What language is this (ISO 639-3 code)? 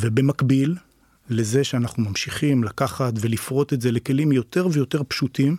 heb